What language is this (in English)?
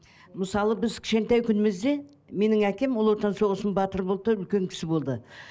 Kazakh